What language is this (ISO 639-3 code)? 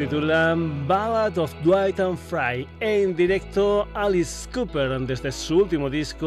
spa